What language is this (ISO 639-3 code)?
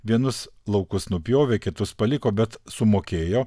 lit